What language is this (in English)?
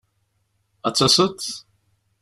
Kabyle